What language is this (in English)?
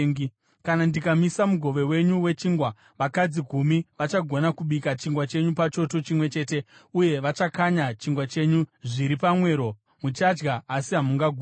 Shona